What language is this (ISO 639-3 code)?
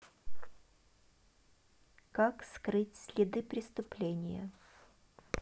rus